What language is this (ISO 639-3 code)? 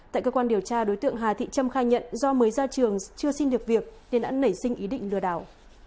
vie